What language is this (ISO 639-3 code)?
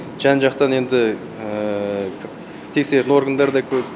kaz